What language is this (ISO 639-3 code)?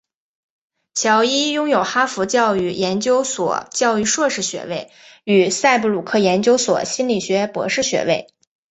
zho